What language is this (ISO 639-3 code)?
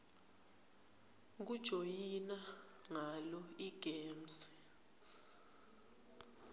ssw